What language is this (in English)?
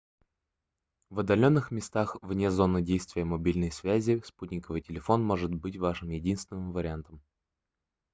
Russian